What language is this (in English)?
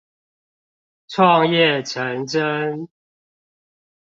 Chinese